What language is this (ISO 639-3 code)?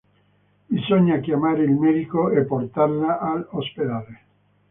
ita